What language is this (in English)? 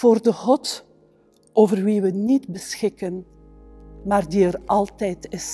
Dutch